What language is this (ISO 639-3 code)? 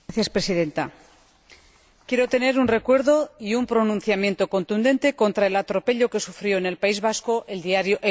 spa